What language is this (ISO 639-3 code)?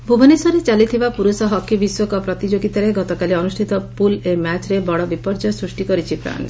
ori